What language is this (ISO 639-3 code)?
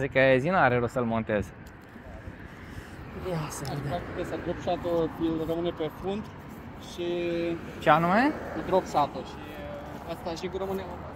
ron